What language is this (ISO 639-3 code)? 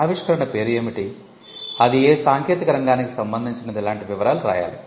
tel